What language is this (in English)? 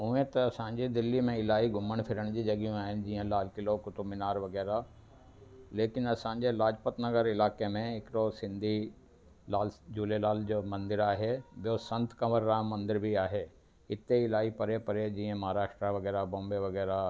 Sindhi